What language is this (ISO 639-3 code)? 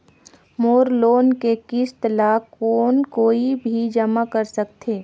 hne